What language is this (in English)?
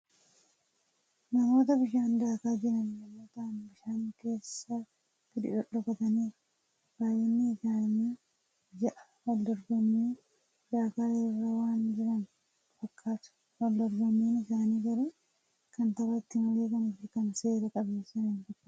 Oromo